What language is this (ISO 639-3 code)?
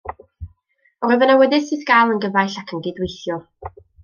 cym